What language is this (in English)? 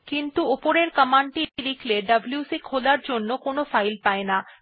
Bangla